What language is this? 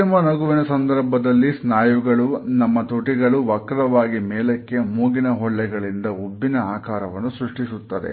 Kannada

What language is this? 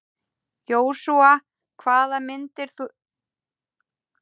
Icelandic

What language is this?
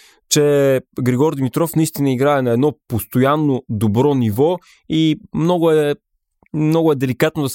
Bulgarian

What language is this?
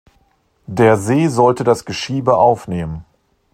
German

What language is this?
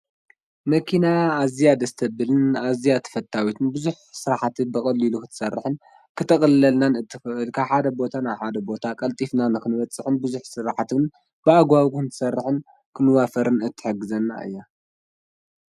Tigrinya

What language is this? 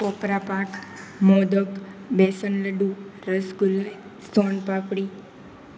Gujarati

